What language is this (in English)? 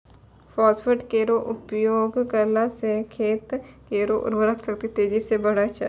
Maithili